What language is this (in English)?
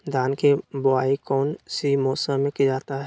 Magahi